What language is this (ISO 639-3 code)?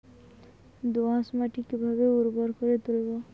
ben